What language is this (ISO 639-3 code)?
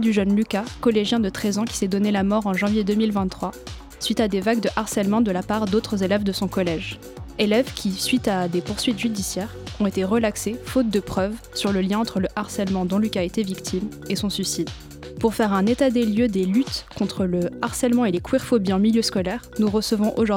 fra